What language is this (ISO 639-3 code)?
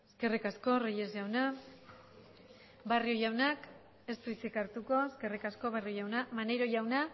eus